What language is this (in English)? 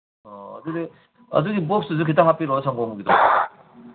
Manipuri